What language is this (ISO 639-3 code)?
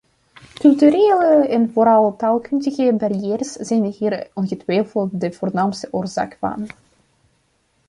nld